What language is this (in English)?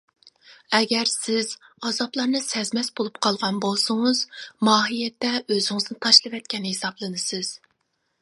Uyghur